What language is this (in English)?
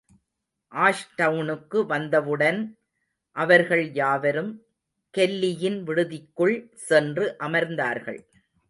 Tamil